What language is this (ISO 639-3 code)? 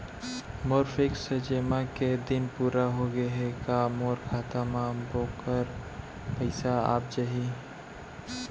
hne